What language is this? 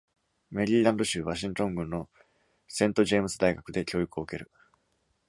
Japanese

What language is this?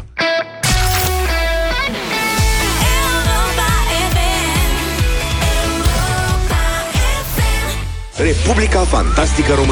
Romanian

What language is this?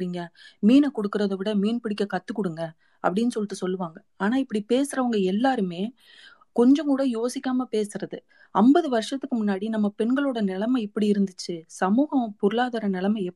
Tamil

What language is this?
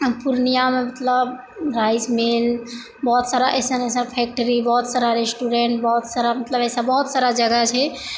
Maithili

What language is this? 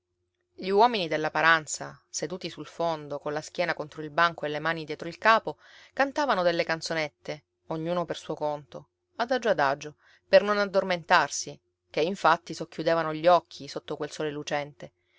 Italian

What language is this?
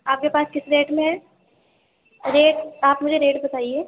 Urdu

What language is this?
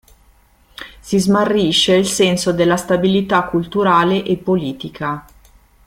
Italian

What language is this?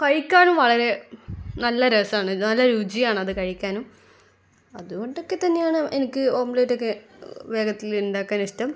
Malayalam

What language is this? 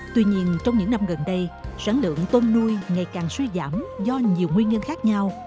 Vietnamese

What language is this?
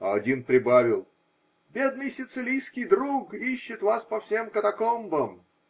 Russian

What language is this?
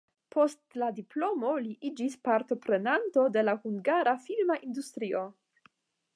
Esperanto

